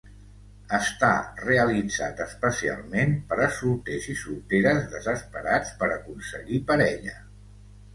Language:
Catalan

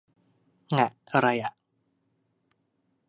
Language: Thai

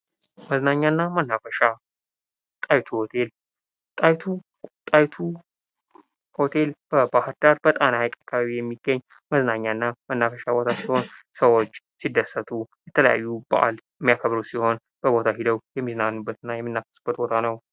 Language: Amharic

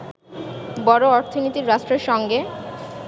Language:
Bangla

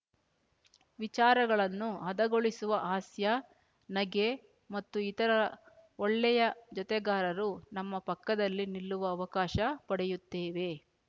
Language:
Kannada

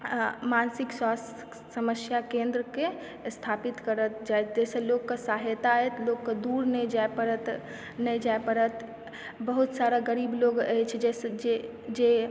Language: Maithili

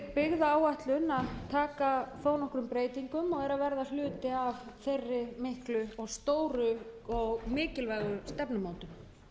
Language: Icelandic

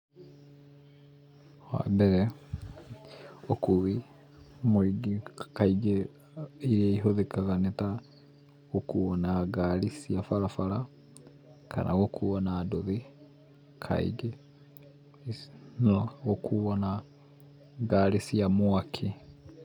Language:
Kikuyu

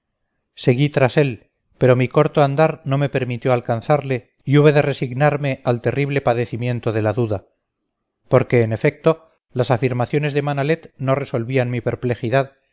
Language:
Spanish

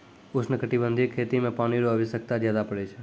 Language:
Maithili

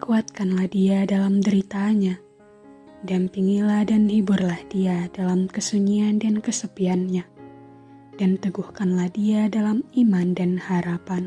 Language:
Indonesian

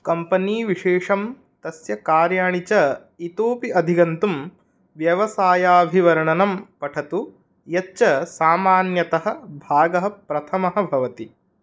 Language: Sanskrit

